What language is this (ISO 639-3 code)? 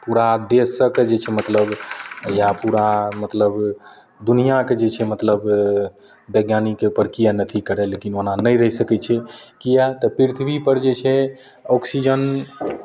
mai